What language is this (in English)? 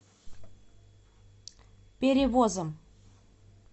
Russian